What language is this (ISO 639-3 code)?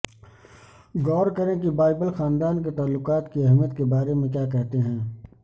urd